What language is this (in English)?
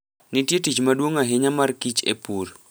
Luo (Kenya and Tanzania)